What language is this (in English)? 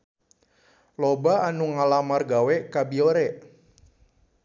Sundanese